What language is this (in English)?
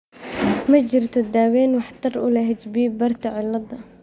Somali